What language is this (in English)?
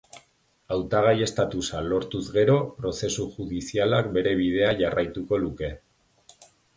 Basque